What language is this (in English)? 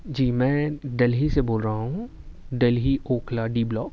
Urdu